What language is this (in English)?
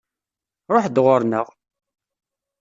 Kabyle